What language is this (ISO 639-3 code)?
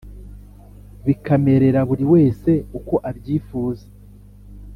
kin